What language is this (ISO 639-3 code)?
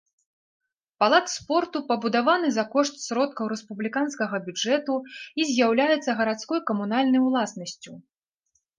bel